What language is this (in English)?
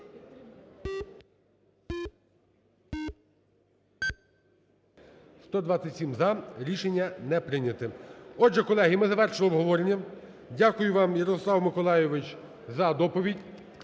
Ukrainian